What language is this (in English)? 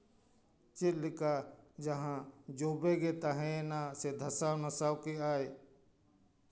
Santali